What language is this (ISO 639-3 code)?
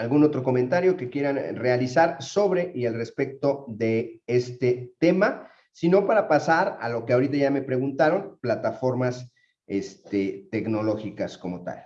spa